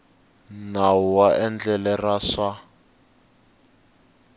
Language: Tsonga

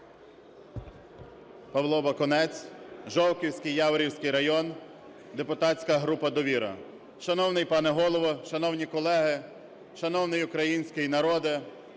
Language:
Ukrainian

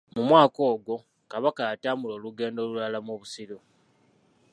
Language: Ganda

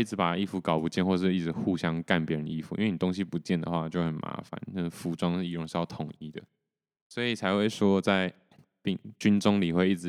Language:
Chinese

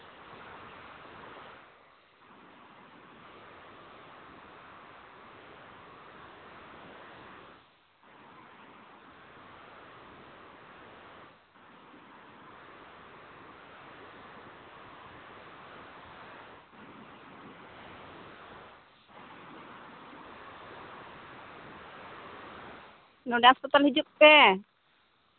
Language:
Santali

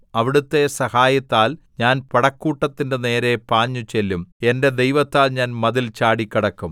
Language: Malayalam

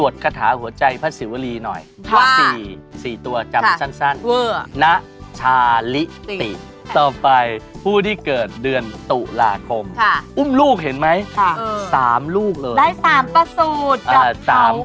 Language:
Thai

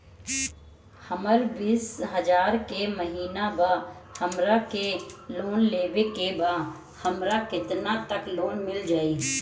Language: Bhojpuri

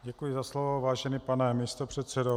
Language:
Czech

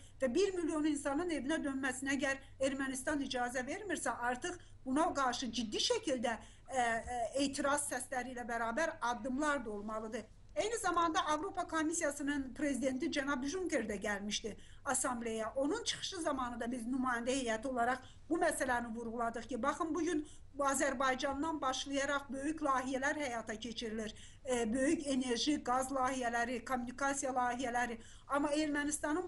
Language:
Turkish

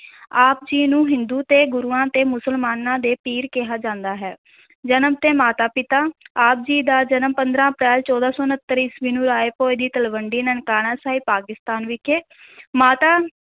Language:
Punjabi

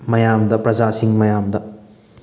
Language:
Manipuri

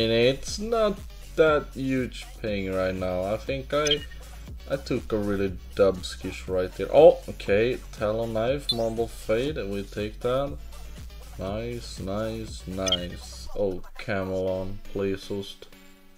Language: English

